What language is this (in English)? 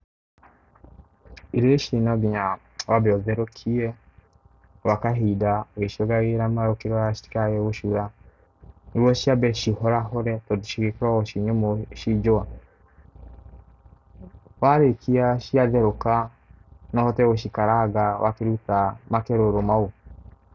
Kikuyu